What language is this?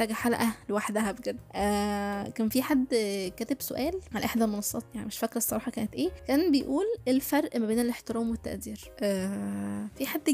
Arabic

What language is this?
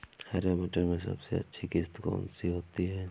Hindi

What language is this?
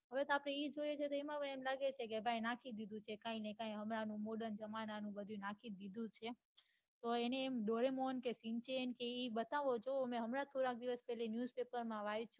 Gujarati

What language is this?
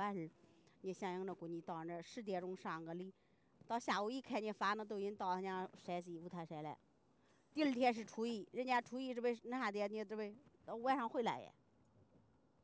Chinese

